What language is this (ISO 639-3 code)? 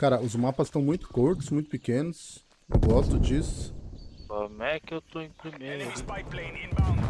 por